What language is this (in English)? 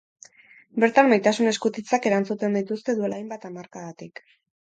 Basque